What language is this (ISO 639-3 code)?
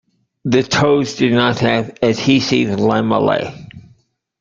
eng